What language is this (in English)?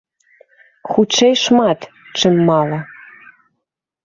Belarusian